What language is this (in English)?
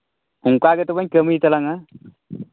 Santali